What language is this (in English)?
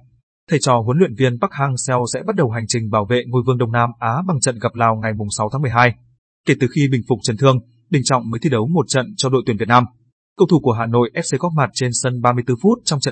Vietnamese